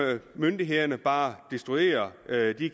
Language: Danish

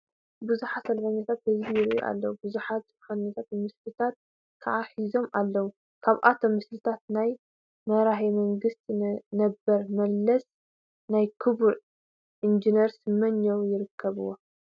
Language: Tigrinya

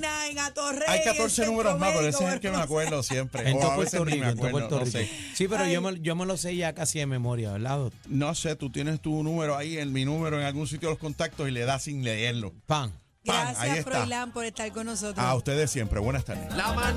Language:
Spanish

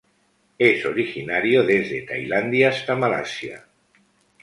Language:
Spanish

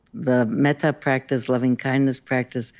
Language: English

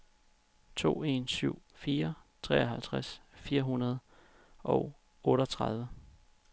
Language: Danish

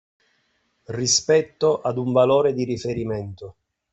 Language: Italian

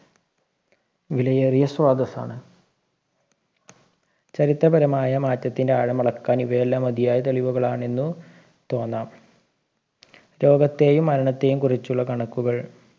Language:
Malayalam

